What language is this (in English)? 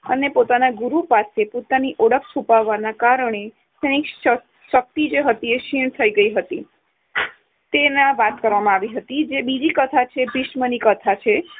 Gujarati